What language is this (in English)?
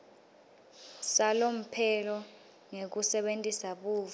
Swati